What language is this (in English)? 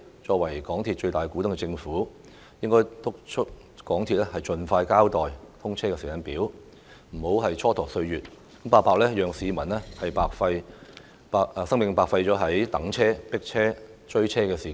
Cantonese